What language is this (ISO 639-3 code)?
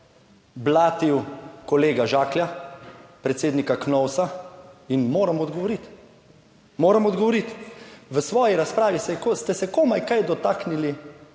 slv